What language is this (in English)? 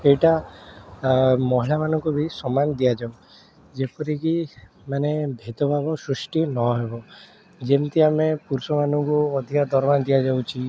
Odia